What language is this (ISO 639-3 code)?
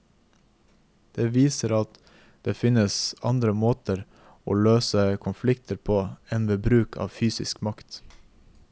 nor